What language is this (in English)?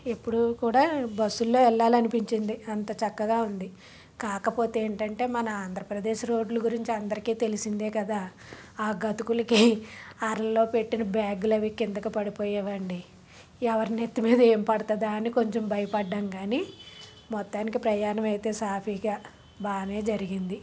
Telugu